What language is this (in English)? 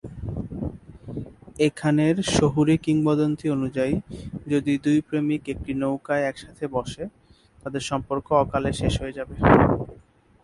Bangla